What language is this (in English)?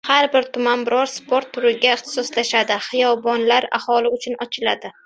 Uzbek